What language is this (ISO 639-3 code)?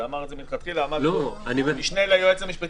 heb